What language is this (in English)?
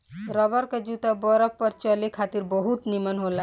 Bhojpuri